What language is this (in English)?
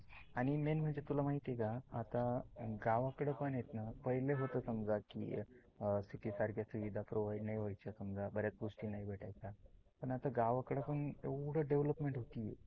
Marathi